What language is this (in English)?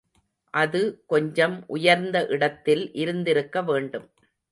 Tamil